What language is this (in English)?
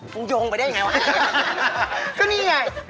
Thai